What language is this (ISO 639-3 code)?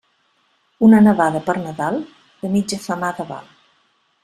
cat